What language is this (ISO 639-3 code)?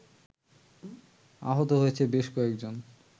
ben